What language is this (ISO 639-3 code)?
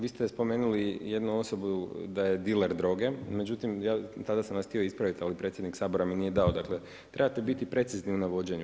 hrv